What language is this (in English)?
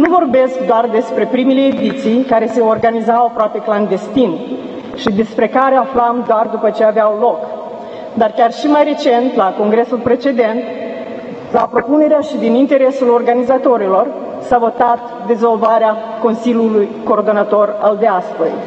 Romanian